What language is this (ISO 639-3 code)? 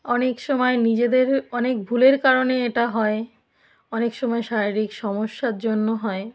ben